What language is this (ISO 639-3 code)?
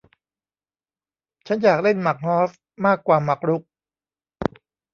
tha